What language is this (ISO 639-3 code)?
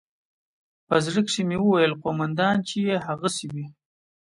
pus